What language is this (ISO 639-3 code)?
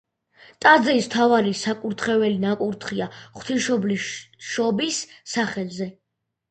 kat